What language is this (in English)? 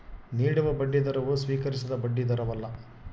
Kannada